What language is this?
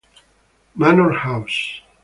Italian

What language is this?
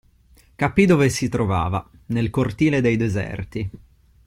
Italian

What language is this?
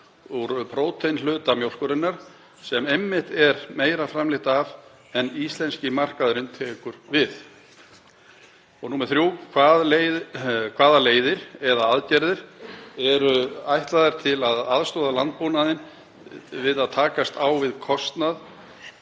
Icelandic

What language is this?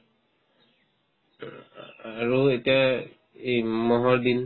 Assamese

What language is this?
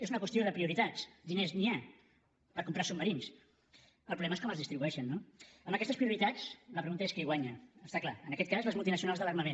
Catalan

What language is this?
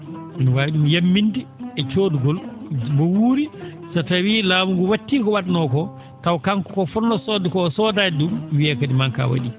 Fula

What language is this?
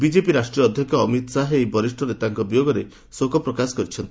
Odia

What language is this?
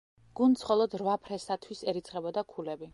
Georgian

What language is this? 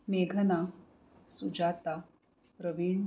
Marathi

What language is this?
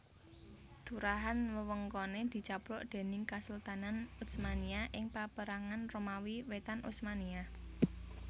Javanese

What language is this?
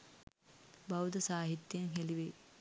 Sinhala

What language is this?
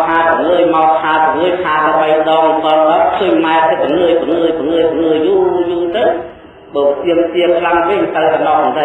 Indonesian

